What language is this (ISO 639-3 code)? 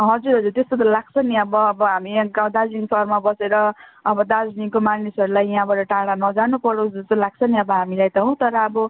nep